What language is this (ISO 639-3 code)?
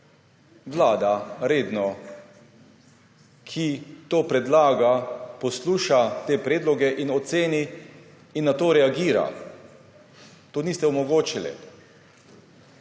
slv